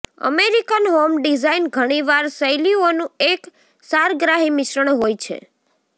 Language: Gujarati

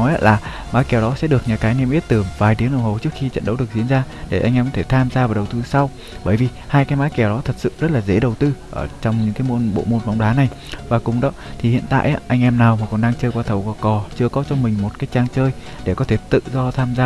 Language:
Vietnamese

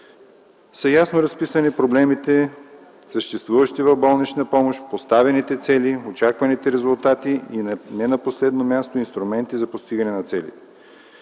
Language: Bulgarian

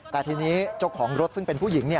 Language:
Thai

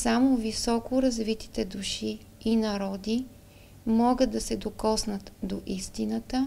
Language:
Bulgarian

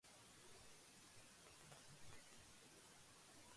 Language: Urdu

